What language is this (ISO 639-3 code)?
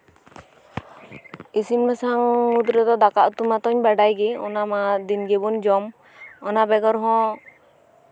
sat